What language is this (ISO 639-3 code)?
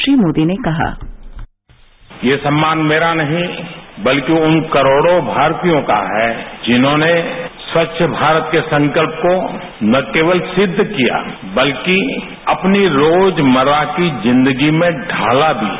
hin